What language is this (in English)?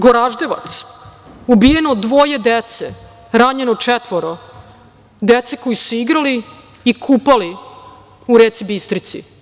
Serbian